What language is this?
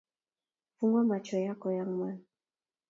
Kalenjin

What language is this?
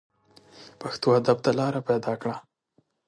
Pashto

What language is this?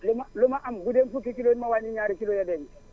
Wolof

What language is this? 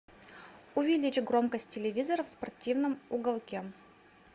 Russian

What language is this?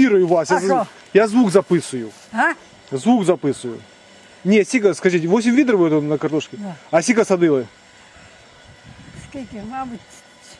Russian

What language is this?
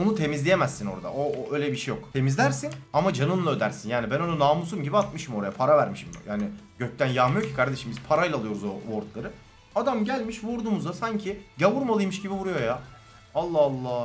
Turkish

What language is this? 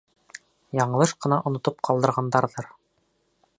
Bashkir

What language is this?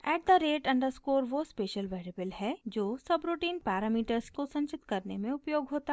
Hindi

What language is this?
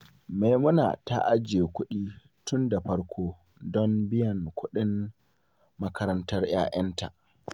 Hausa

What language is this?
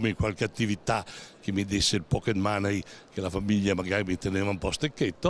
Italian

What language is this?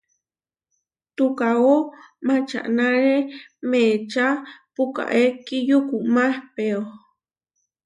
Huarijio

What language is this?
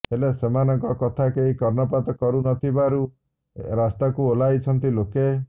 Odia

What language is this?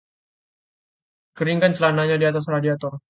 Indonesian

